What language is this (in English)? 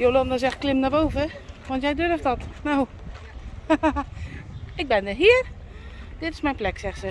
Dutch